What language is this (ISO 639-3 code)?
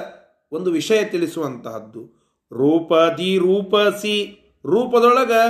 kan